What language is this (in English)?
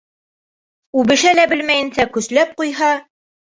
Bashkir